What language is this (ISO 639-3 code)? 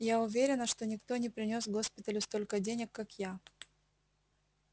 rus